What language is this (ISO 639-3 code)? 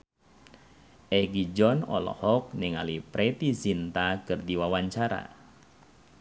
sun